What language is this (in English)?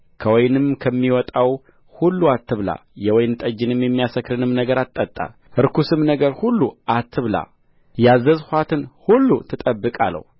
Amharic